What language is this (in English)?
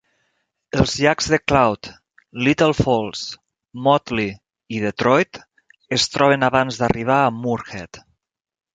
Catalan